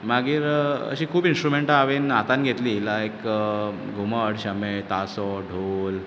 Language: Konkani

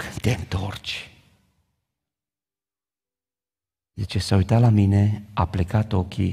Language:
Romanian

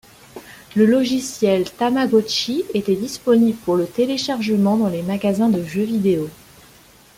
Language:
French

